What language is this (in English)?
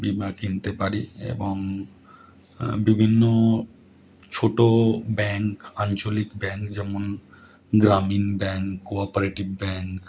Bangla